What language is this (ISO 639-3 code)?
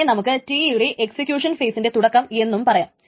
mal